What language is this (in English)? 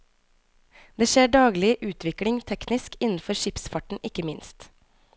Norwegian